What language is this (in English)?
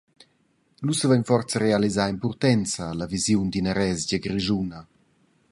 Romansh